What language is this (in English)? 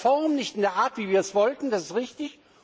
German